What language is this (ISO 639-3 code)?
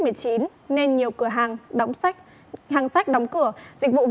vie